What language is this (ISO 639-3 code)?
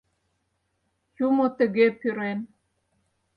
chm